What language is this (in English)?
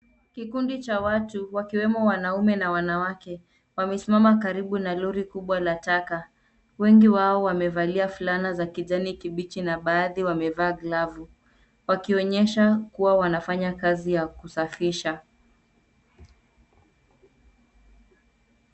Swahili